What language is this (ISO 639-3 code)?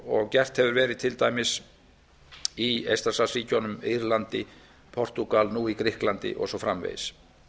isl